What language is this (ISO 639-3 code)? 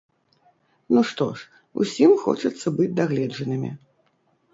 bel